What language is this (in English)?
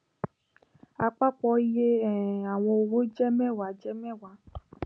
Yoruba